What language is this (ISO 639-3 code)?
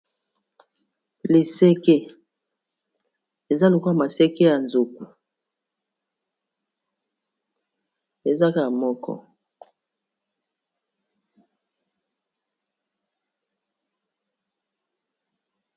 lin